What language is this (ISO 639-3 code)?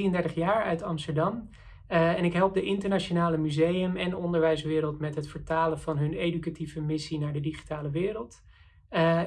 nld